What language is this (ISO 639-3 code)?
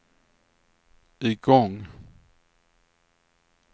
swe